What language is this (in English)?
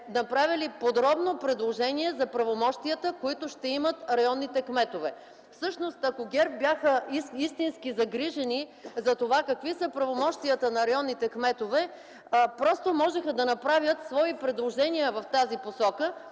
Bulgarian